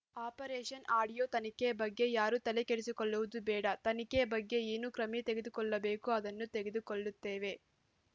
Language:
Kannada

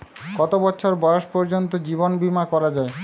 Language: Bangla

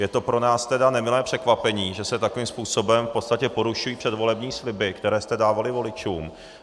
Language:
Czech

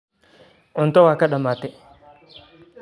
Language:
Somali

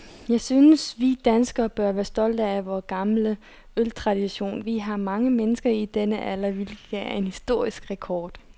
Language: Danish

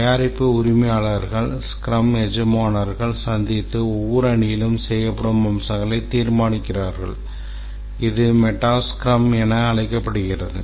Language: Tamil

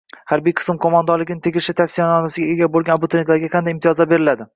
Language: Uzbek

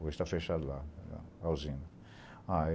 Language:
Portuguese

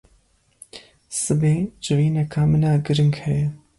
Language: Kurdish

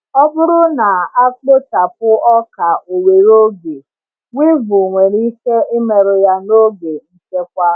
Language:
Igbo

